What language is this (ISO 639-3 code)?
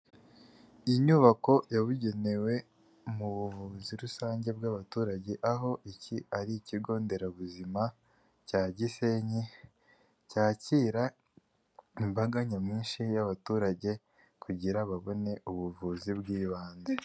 kin